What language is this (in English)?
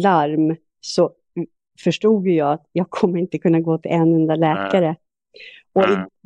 Swedish